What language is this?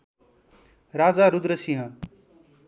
Nepali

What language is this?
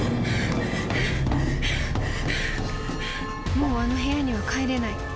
Japanese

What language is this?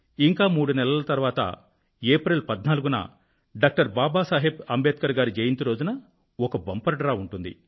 Telugu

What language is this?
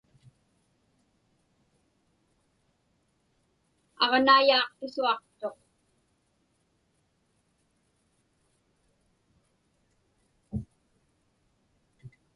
Inupiaq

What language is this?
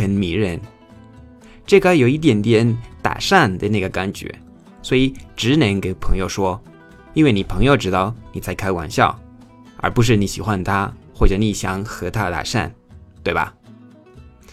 Chinese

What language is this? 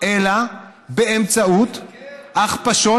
Hebrew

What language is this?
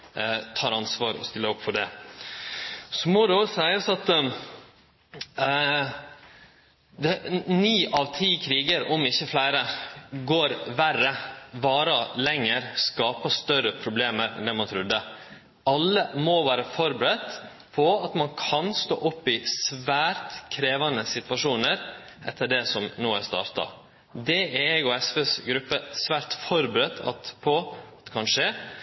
Norwegian Nynorsk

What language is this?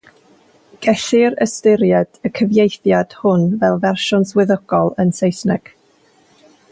Welsh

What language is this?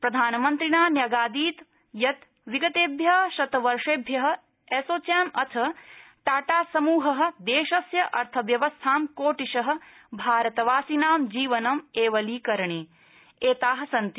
Sanskrit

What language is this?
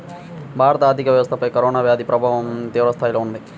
Telugu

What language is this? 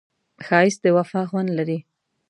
Pashto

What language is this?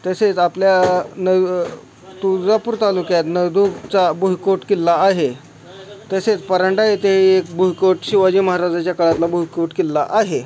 Marathi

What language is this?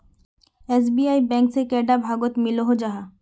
Magahi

